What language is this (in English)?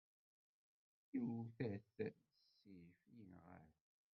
Kabyle